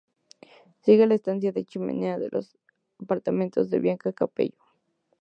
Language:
Spanish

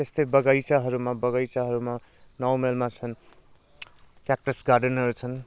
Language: Nepali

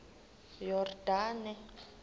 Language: Xhosa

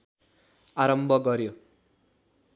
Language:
Nepali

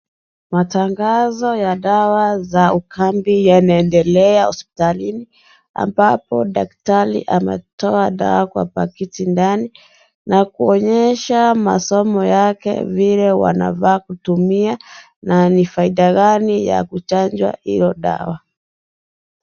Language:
Swahili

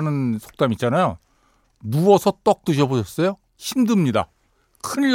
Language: Korean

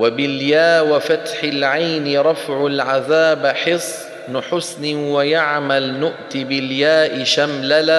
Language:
Arabic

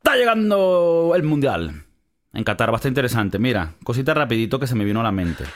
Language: Spanish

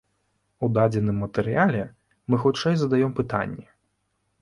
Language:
Belarusian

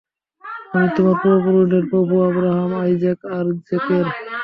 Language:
Bangla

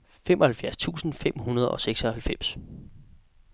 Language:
Danish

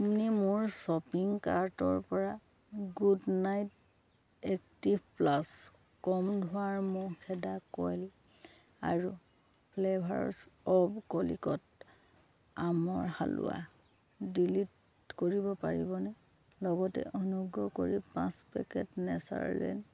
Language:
Assamese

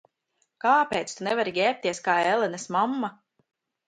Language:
Latvian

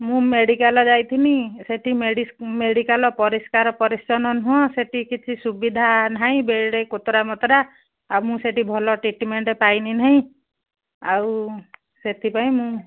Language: Odia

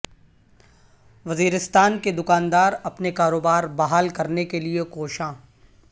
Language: Urdu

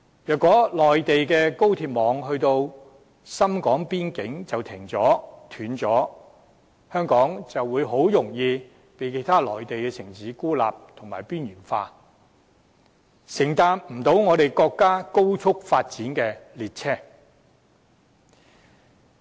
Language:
Cantonese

